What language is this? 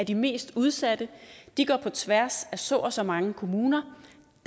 Danish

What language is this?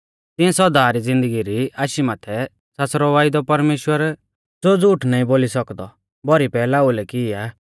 Mahasu Pahari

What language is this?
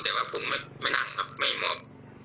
Thai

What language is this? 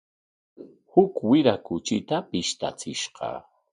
Corongo Ancash Quechua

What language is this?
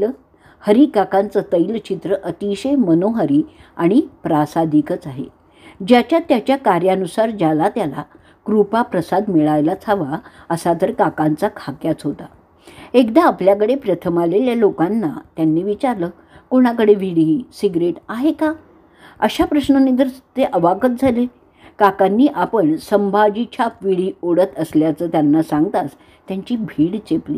Marathi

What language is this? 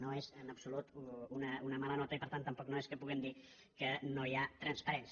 Catalan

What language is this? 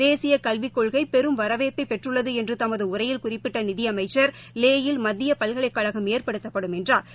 Tamil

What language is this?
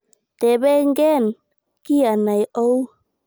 Kalenjin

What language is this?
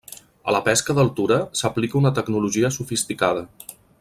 Catalan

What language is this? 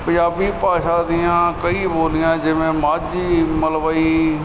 Punjabi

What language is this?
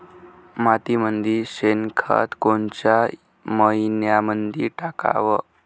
Marathi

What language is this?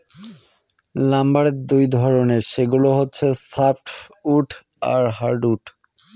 Bangla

